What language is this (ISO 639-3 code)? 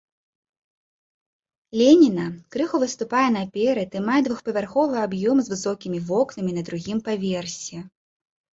bel